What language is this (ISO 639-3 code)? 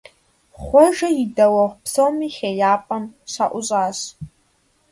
kbd